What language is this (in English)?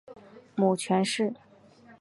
Chinese